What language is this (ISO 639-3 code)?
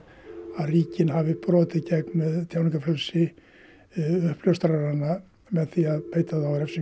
isl